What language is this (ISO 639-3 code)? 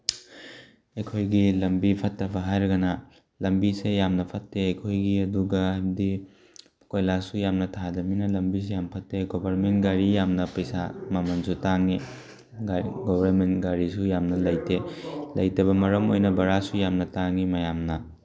mni